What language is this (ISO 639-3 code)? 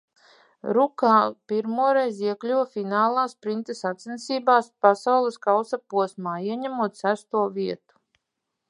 lav